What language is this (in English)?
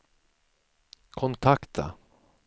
Swedish